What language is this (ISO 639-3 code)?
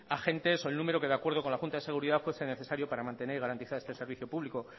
spa